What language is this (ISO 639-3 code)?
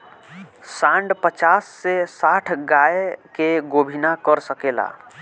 bho